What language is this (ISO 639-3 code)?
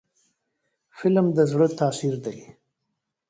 pus